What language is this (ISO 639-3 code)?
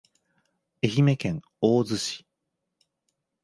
jpn